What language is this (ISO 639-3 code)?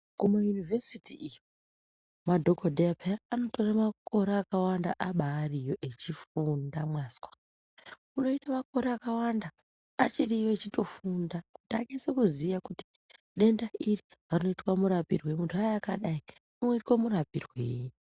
ndc